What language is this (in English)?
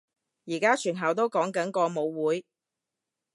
Cantonese